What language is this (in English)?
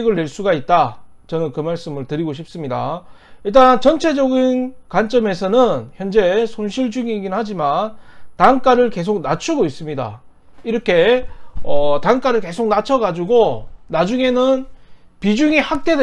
Korean